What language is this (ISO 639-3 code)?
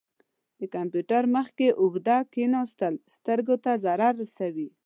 pus